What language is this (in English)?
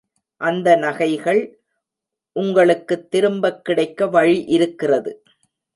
Tamil